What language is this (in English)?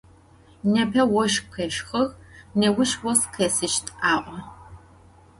Adyghe